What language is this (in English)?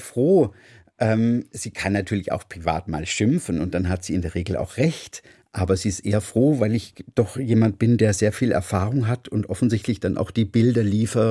German